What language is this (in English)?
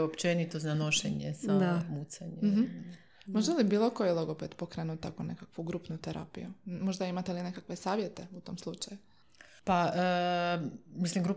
Croatian